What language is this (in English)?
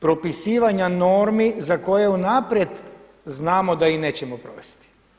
Croatian